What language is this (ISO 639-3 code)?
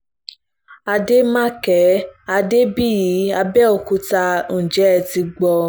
yor